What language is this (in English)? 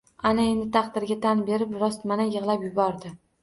Uzbek